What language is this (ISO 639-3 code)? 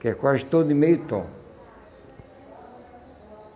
por